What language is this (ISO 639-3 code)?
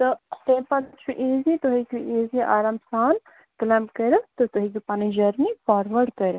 kas